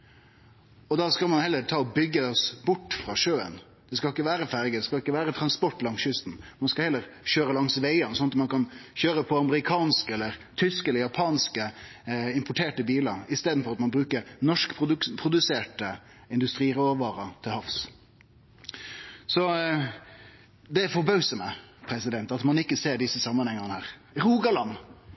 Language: Norwegian Nynorsk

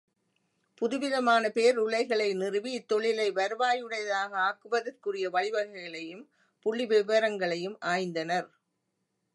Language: Tamil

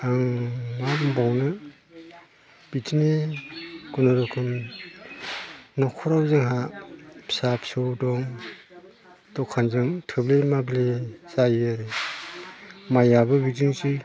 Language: Bodo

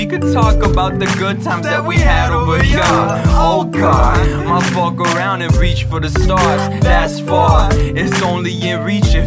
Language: English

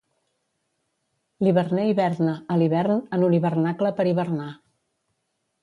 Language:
Catalan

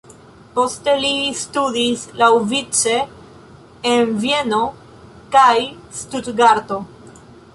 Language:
Esperanto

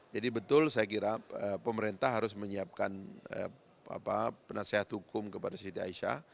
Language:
Indonesian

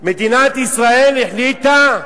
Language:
Hebrew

